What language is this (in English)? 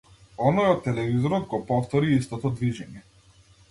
Macedonian